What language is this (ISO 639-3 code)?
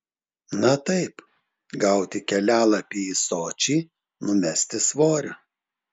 lit